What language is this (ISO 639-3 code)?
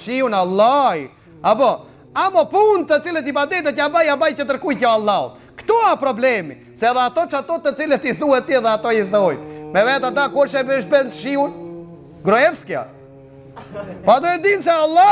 ron